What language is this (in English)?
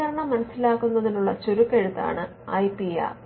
Malayalam